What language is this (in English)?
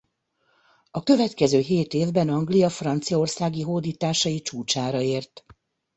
Hungarian